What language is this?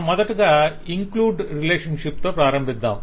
Telugu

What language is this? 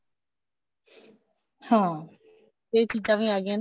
Punjabi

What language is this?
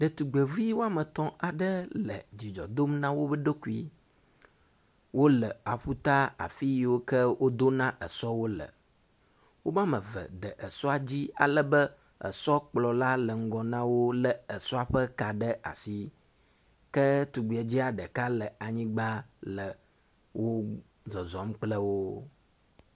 Ewe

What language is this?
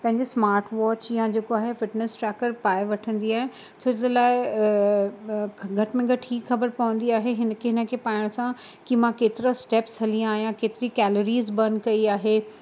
Sindhi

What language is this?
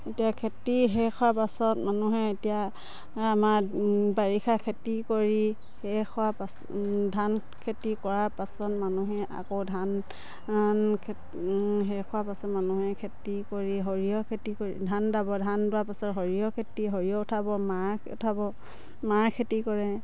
Assamese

